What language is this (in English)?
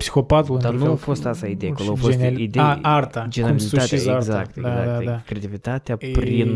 Romanian